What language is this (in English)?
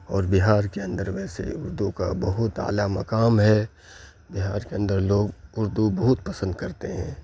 Urdu